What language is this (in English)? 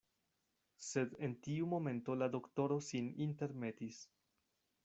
Esperanto